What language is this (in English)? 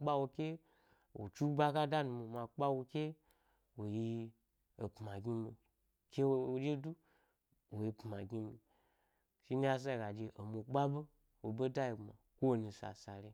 Gbari